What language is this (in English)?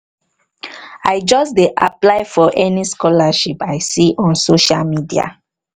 Nigerian Pidgin